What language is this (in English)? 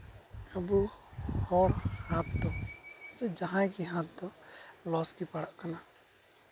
Santali